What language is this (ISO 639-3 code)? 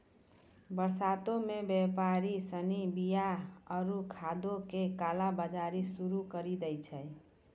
mai